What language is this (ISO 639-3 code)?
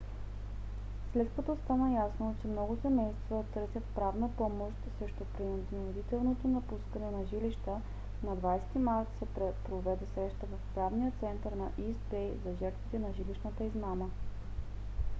bul